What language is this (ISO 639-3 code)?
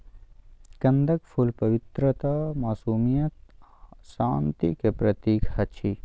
mai